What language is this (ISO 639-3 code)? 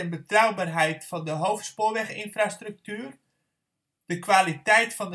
nld